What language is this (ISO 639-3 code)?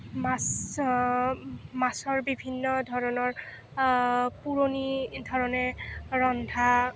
asm